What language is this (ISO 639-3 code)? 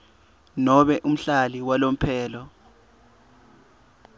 ssw